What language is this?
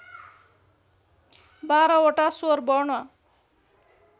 Nepali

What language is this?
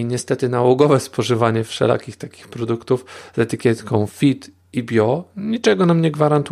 Polish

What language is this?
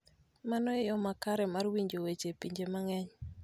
Luo (Kenya and Tanzania)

